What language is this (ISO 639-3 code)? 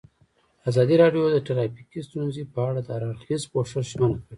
pus